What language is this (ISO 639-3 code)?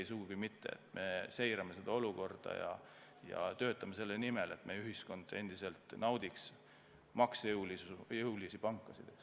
est